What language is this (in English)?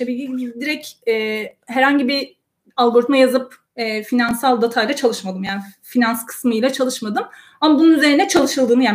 Turkish